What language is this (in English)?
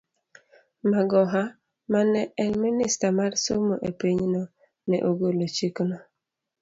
Luo (Kenya and Tanzania)